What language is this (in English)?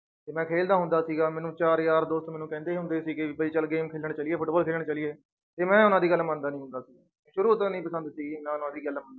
Punjabi